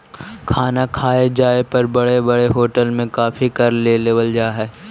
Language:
Magahi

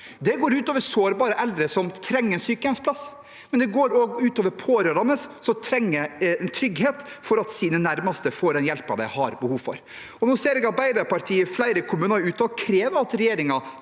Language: Norwegian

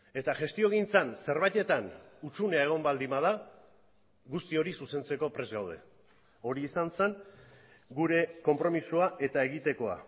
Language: Basque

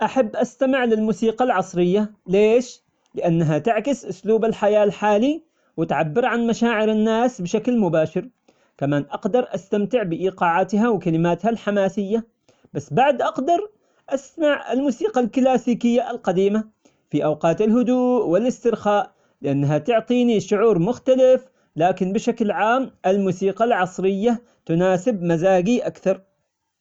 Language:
Omani Arabic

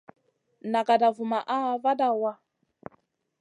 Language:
Masana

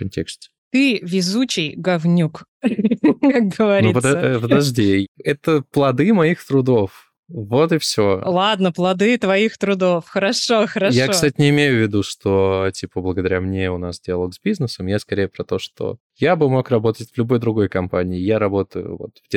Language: Russian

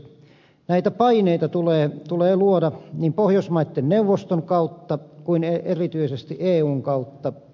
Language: Finnish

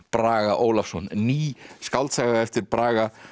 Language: Icelandic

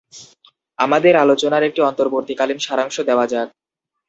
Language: Bangla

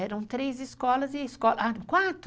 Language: Portuguese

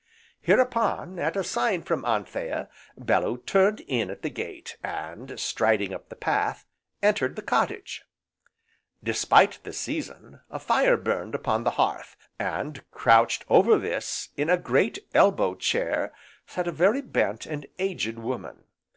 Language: English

